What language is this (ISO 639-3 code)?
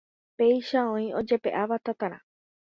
grn